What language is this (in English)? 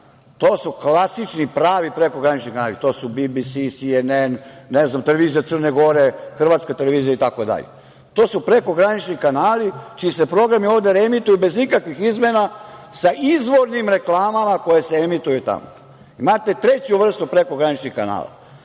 Serbian